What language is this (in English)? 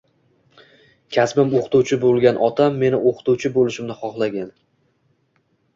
Uzbek